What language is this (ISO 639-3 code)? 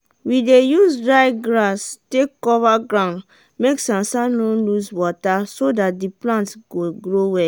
pcm